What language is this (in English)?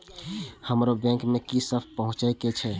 Maithili